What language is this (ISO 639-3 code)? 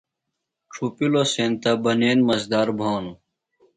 phl